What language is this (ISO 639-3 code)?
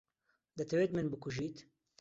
ckb